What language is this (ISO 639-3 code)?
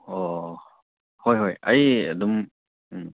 mni